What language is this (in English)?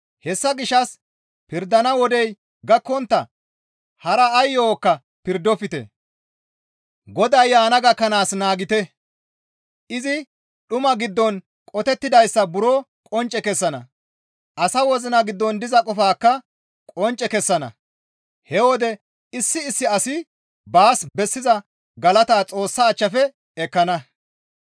Gamo